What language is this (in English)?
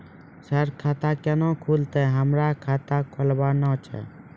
Maithili